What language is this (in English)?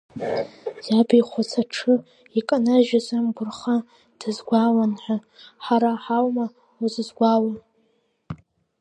Abkhazian